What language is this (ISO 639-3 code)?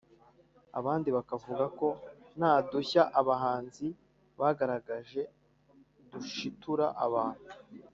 kin